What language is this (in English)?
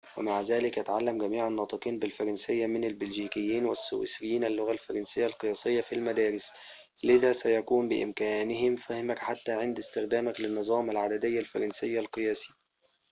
Arabic